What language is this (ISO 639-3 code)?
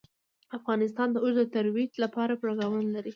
pus